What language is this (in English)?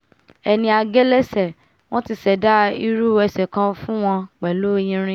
Yoruba